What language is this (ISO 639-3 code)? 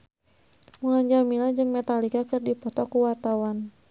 sun